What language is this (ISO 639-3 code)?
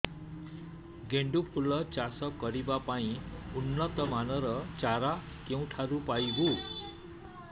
ori